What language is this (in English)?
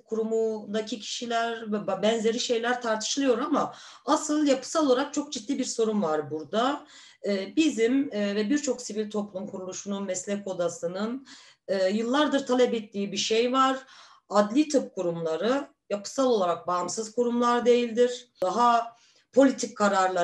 Turkish